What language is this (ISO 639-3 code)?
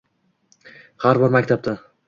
uzb